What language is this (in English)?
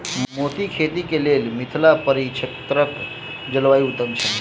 Maithili